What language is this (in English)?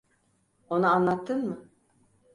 Turkish